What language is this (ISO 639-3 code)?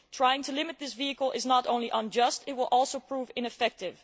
eng